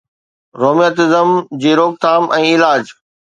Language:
Sindhi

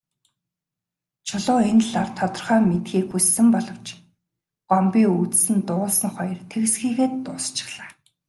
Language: Mongolian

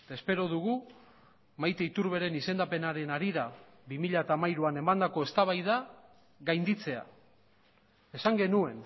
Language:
Basque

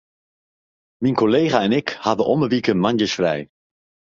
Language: Western Frisian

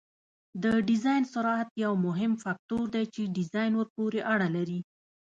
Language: Pashto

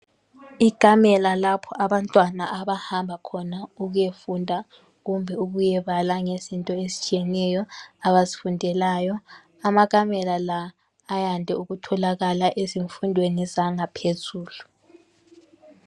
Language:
North Ndebele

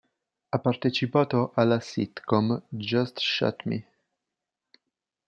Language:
Italian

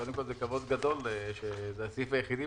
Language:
Hebrew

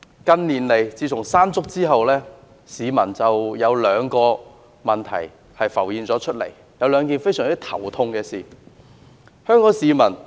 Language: Cantonese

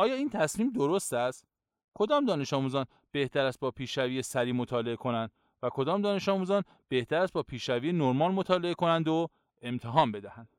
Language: Persian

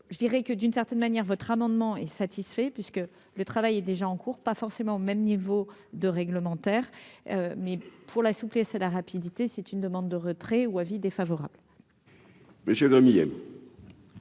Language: French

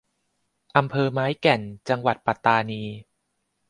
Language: Thai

